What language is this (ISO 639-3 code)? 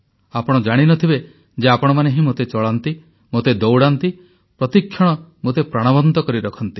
ori